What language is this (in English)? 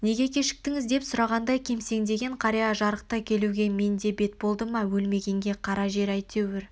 Kazakh